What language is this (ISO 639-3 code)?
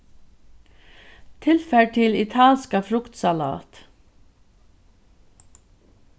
fao